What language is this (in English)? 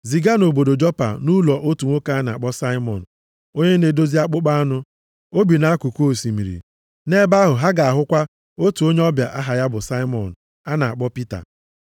Igbo